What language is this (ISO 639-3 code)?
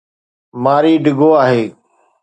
snd